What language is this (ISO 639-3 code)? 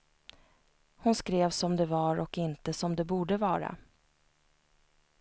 swe